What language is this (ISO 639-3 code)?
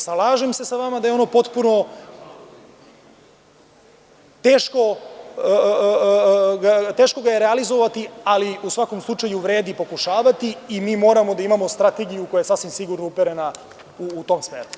srp